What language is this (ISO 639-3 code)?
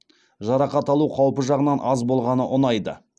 kaz